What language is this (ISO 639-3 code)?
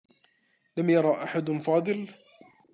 ara